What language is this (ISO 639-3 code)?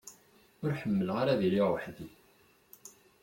kab